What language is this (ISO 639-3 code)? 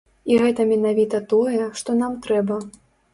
bel